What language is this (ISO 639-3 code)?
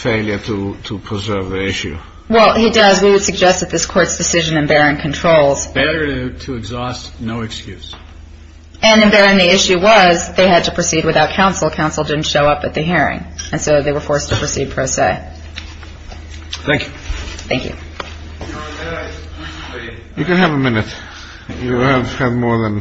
eng